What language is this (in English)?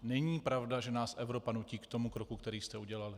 Czech